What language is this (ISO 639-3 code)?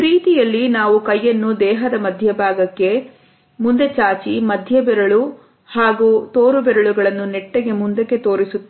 kan